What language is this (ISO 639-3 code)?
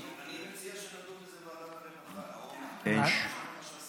heb